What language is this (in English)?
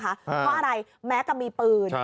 Thai